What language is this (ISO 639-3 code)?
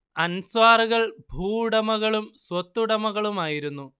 mal